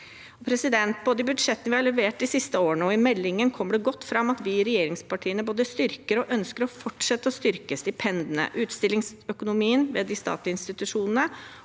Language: Norwegian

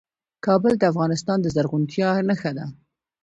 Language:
Pashto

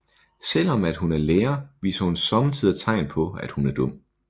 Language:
Danish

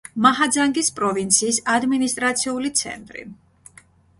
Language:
Georgian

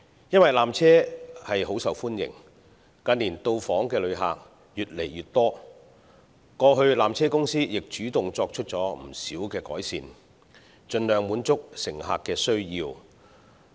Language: Cantonese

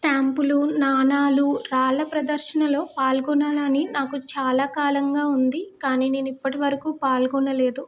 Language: Telugu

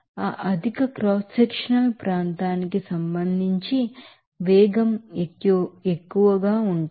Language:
Telugu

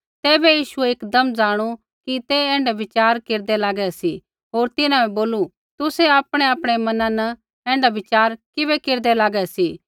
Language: Kullu Pahari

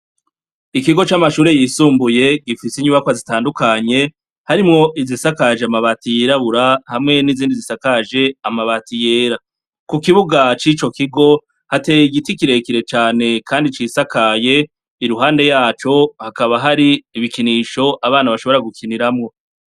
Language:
Rundi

